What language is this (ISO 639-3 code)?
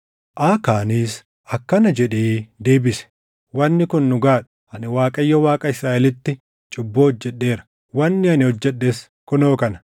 orm